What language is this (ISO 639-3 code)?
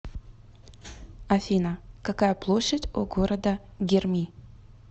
rus